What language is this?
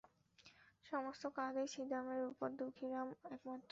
Bangla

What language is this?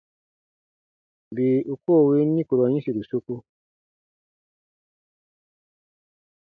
Baatonum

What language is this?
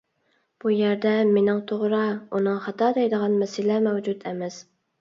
Uyghur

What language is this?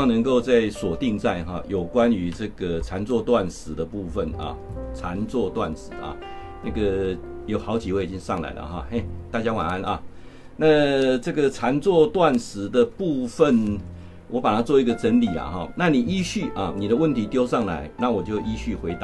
Chinese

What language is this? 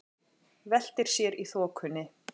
Icelandic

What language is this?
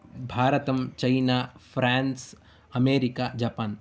Sanskrit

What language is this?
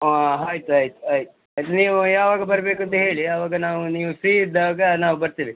Kannada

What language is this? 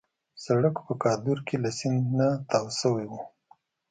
Pashto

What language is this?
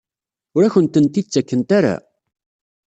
Kabyle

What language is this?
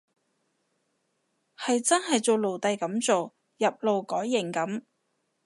Cantonese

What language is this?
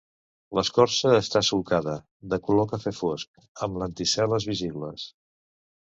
Catalan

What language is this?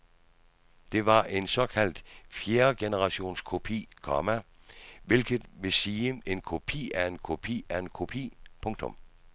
Danish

